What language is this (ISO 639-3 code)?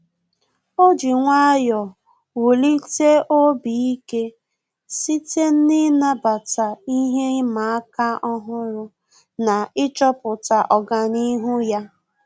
ibo